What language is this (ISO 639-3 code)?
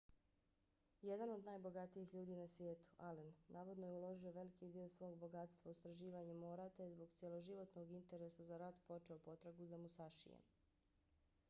bos